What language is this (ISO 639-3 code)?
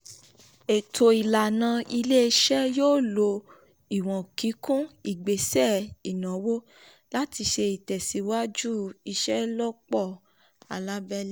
yor